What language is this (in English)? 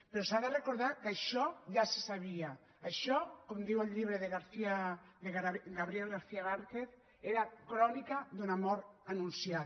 Catalan